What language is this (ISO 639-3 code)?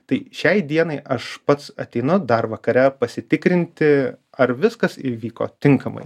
lit